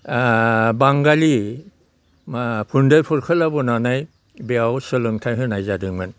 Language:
Bodo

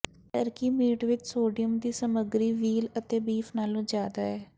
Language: Punjabi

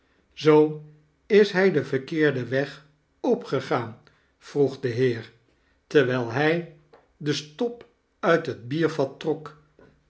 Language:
Dutch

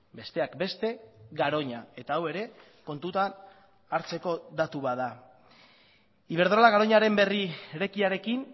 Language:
Basque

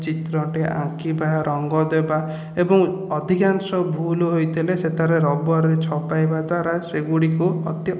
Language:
Odia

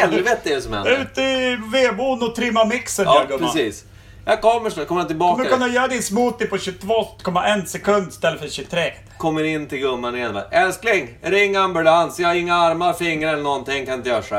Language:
Swedish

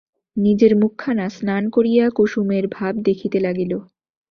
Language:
Bangla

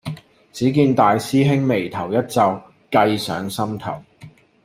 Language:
Cantonese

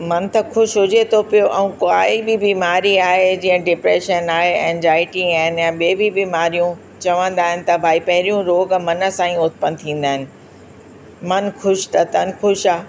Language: Sindhi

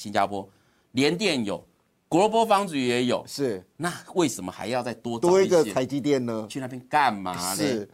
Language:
Chinese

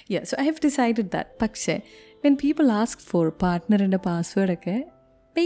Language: Malayalam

